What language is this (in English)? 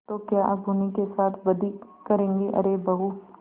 Hindi